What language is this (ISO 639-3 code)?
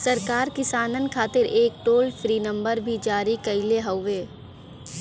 bho